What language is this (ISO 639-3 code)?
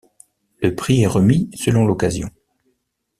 fra